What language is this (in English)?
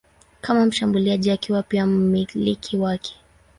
Swahili